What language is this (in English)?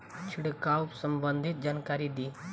Bhojpuri